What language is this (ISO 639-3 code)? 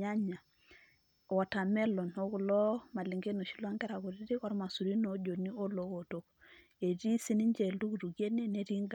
mas